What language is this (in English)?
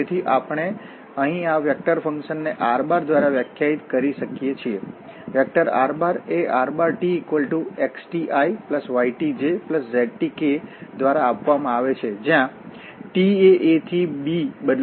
Gujarati